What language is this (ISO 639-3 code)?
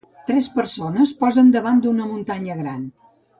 cat